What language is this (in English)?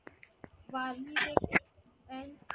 Marathi